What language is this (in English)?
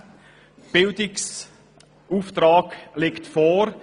Swiss German